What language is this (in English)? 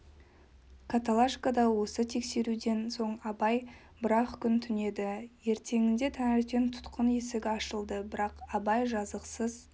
Kazakh